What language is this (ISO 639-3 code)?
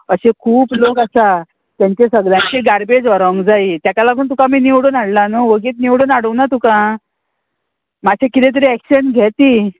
kok